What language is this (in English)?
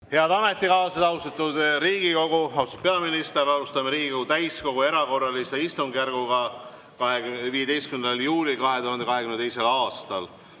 Estonian